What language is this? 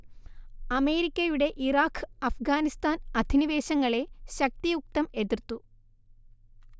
Malayalam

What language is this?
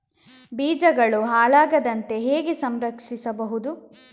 Kannada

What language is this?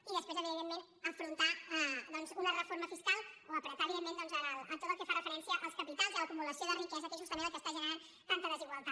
Catalan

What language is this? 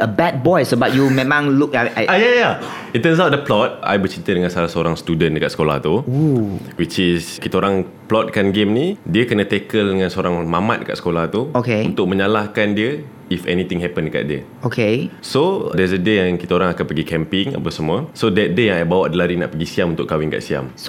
Malay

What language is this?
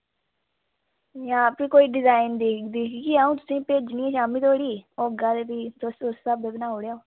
Dogri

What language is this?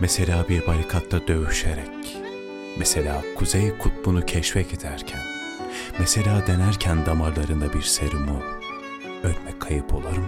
Turkish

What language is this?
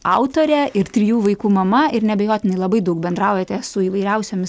Lithuanian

